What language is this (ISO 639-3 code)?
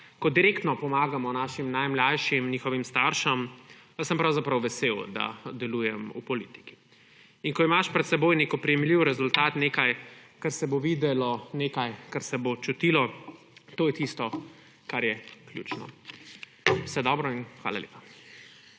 slv